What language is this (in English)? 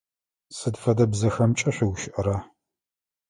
Adyghe